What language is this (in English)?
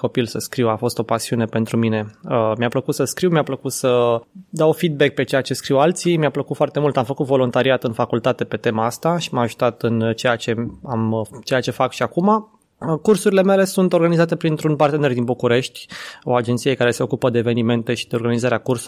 Romanian